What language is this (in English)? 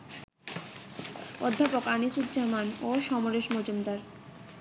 Bangla